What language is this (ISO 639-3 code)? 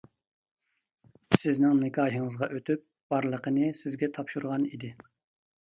uig